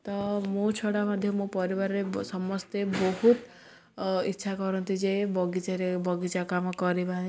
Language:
Odia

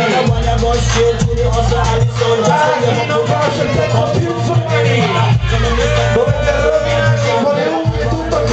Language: Arabic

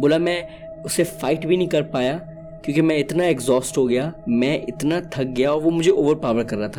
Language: Urdu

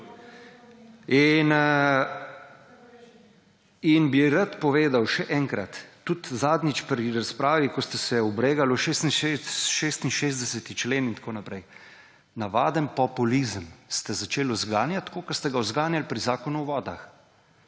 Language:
Slovenian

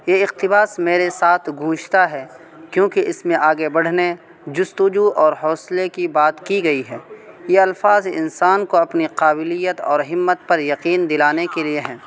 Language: Urdu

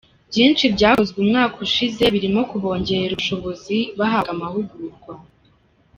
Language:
Kinyarwanda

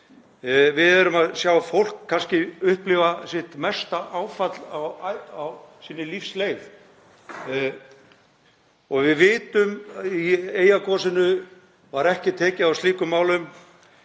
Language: Icelandic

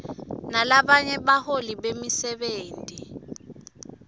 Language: Swati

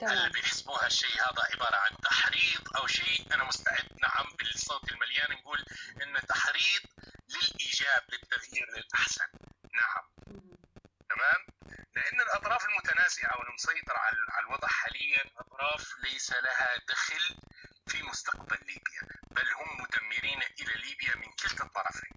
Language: Arabic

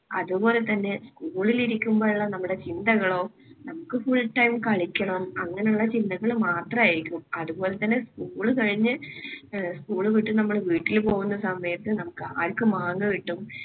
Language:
Malayalam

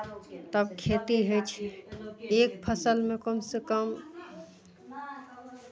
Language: Maithili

